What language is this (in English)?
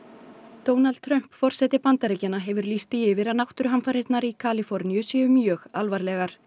Icelandic